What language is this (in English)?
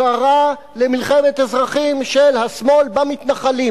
Hebrew